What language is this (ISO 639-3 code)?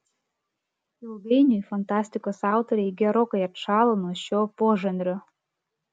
lit